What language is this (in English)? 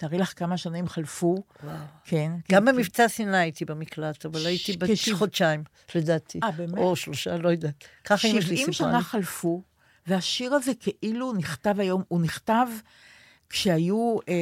Hebrew